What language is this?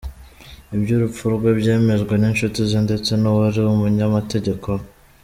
Kinyarwanda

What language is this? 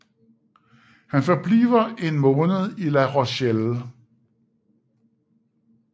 Danish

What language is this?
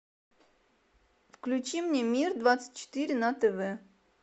Russian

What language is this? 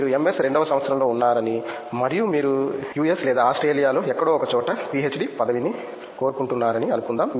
Telugu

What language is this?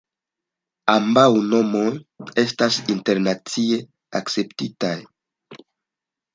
Esperanto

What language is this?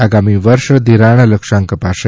Gujarati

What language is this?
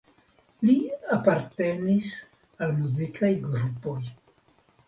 Esperanto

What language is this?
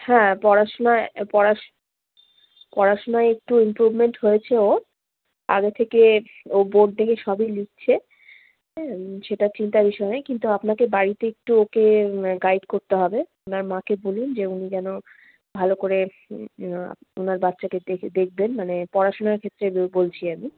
Bangla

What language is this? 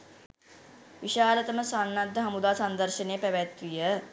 Sinhala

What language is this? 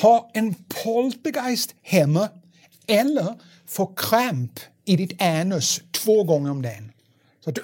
Swedish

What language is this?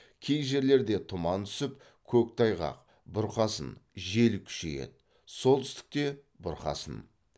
Kazakh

